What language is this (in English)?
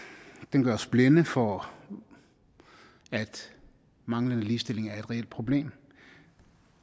Danish